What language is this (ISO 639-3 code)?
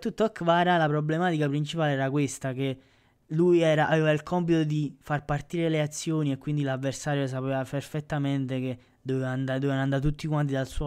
ita